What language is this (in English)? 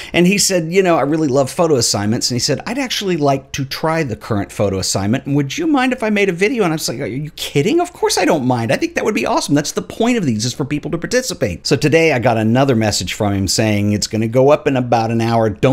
English